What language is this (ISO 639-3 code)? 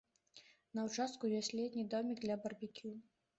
bel